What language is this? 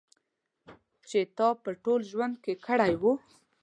Pashto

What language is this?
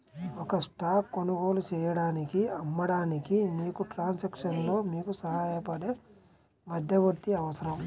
Telugu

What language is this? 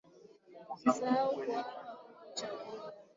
Swahili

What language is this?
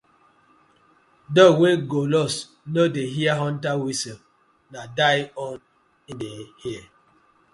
Nigerian Pidgin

